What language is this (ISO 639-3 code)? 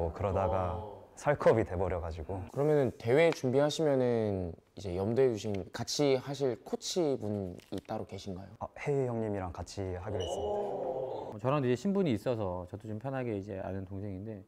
kor